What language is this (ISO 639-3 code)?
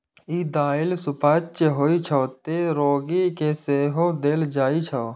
mai